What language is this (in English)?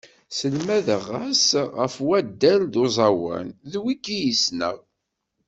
Kabyle